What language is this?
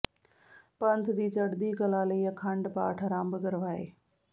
Punjabi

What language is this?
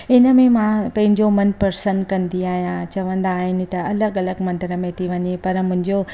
Sindhi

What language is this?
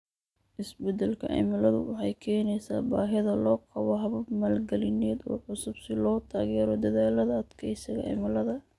Somali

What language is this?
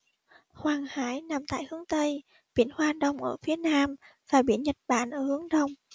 Vietnamese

